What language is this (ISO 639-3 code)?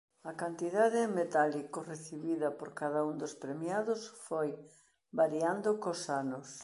glg